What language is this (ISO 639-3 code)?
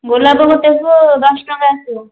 ori